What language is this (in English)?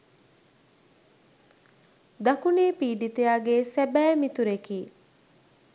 Sinhala